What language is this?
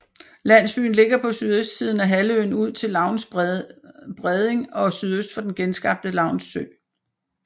Danish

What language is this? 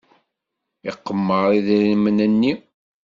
Kabyle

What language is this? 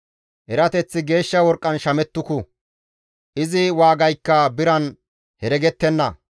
Gamo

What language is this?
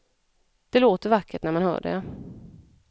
Swedish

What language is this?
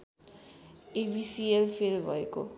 Nepali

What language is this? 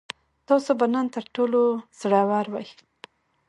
Pashto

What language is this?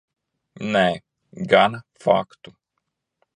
Latvian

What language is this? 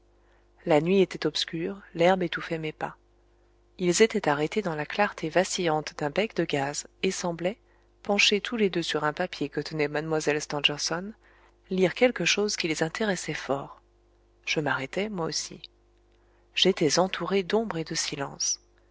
French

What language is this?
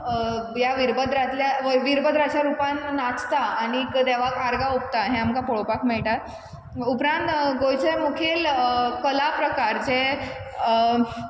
Konkani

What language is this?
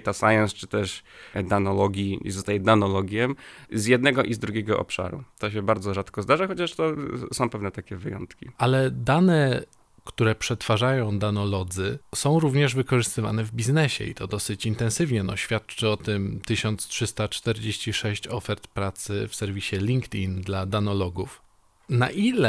Polish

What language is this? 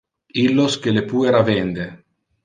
Interlingua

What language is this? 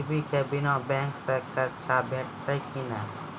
Maithili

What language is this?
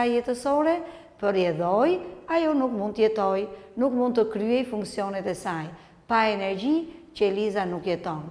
Romanian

